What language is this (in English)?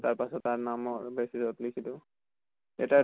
Assamese